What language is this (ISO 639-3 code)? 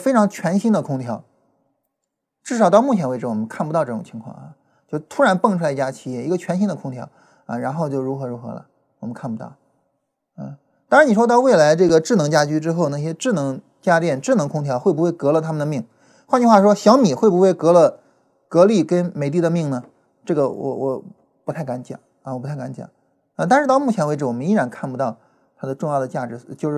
zho